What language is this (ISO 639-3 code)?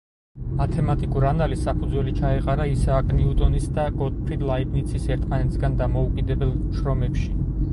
kat